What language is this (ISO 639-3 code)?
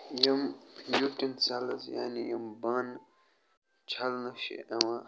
kas